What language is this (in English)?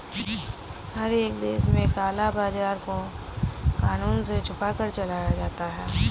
Hindi